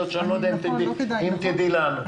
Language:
Hebrew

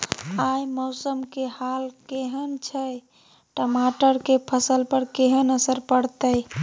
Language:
Maithili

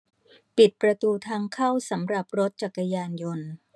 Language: Thai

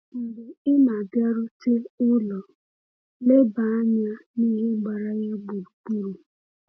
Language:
Igbo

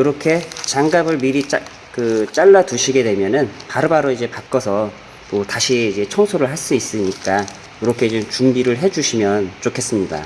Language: Korean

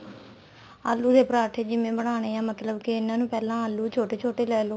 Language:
Punjabi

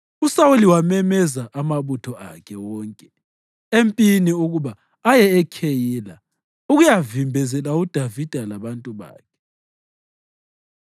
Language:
North Ndebele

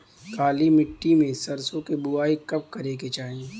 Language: Bhojpuri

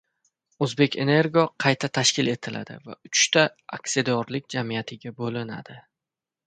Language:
Uzbek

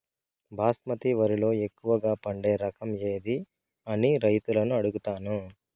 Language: Telugu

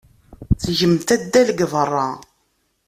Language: Kabyle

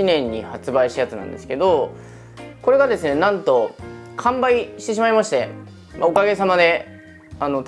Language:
Japanese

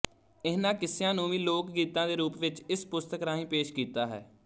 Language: Punjabi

